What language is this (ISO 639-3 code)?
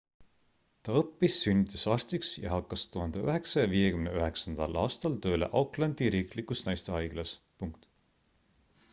est